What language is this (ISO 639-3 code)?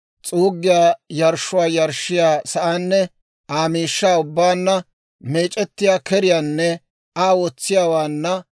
dwr